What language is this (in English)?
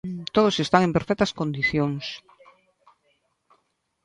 Galician